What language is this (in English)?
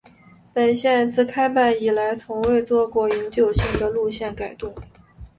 Chinese